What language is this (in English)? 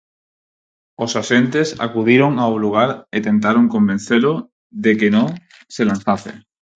Galician